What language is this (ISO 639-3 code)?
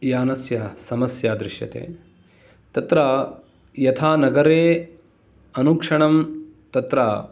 san